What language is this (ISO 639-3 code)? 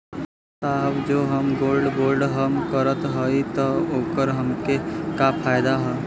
bho